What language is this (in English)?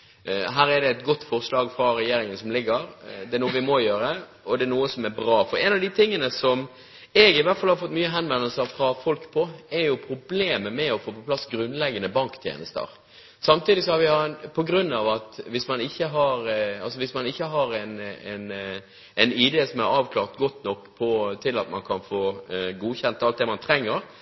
Norwegian Bokmål